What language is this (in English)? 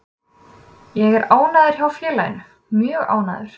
Icelandic